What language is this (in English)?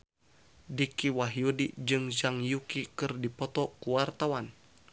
Sundanese